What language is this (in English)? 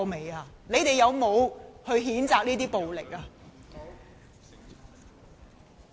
Cantonese